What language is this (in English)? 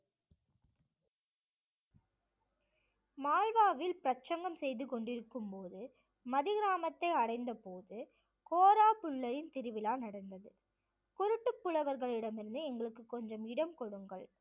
Tamil